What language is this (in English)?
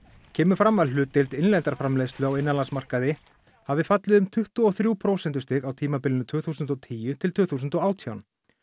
Icelandic